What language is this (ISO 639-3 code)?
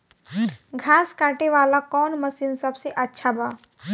bho